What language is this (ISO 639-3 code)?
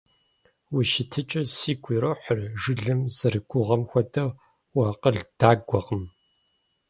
kbd